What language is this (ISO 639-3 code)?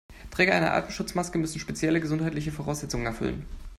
deu